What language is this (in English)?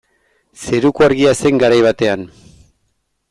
Basque